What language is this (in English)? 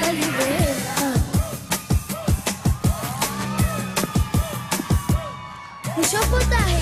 Romanian